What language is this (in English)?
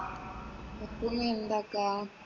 Malayalam